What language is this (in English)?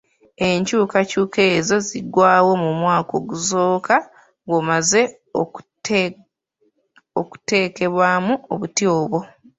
Ganda